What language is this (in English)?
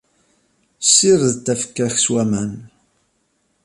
Kabyle